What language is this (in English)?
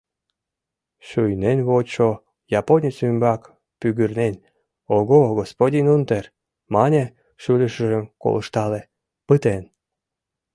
Mari